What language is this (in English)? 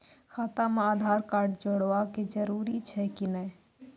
Maithili